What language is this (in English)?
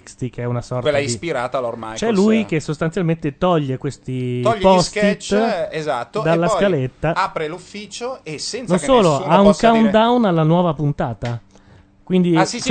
Italian